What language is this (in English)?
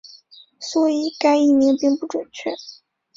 Chinese